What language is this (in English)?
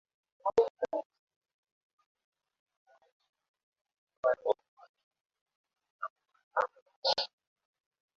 Swahili